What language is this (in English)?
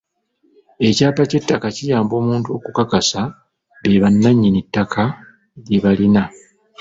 Ganda